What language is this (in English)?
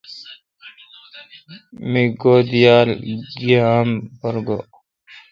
Kalkoti